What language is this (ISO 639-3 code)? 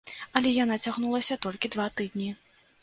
bel